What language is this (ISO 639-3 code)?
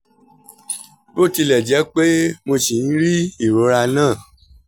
yor